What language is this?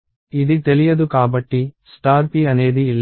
Telugu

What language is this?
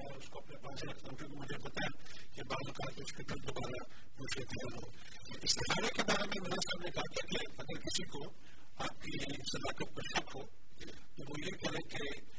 Urdu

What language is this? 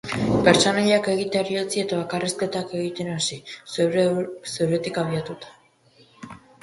Basque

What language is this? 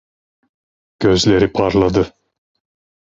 Turkish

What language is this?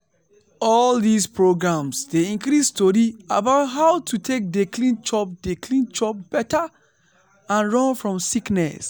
Nigerian Pidgin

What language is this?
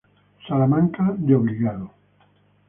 Spanish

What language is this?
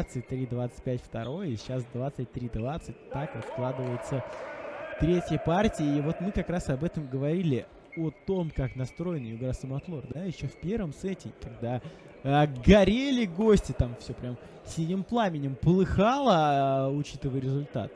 Russian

